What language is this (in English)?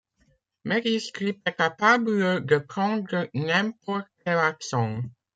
French